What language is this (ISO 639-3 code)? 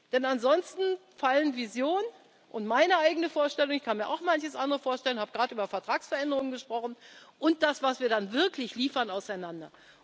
deu